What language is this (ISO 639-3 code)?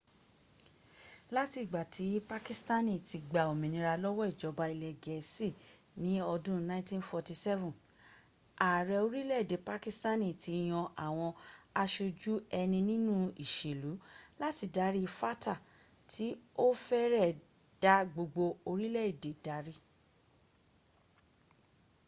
yor